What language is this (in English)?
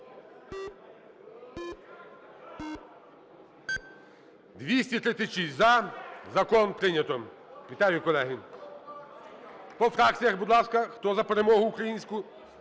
Ukrainian